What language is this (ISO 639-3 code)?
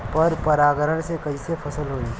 bho